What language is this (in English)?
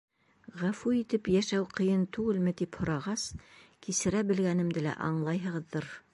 Bashkir